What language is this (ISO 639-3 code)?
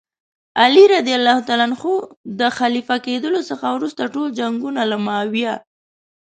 pus